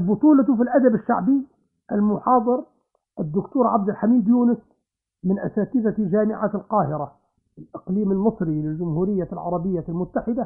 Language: Arabic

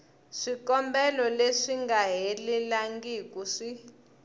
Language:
Tsonga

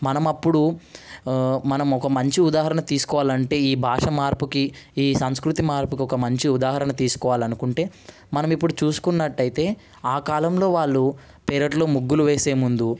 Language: Telugu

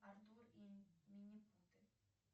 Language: Russian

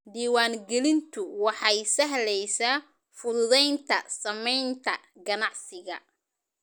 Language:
Somali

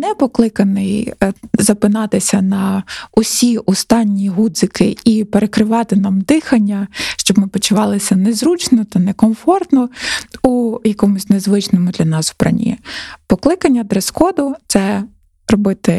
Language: Ukrainian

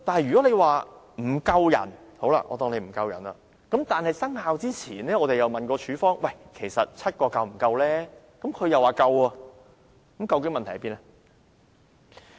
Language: Cantonese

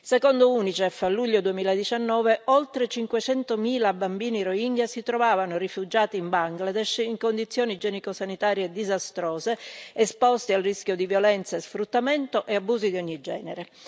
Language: Italian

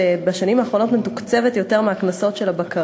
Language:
Hebrew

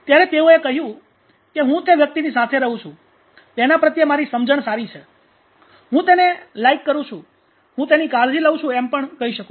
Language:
Gujarati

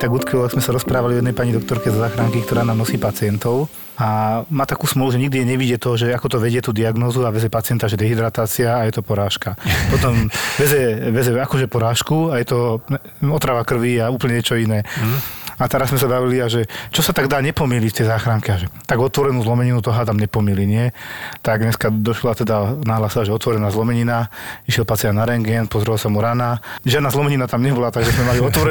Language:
Slovak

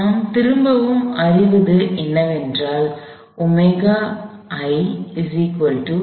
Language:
Tamil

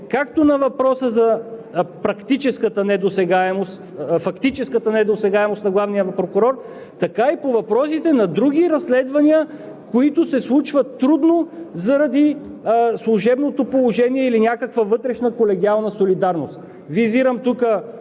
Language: Bulgarian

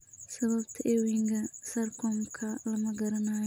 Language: Somali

